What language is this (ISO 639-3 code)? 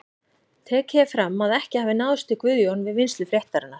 isl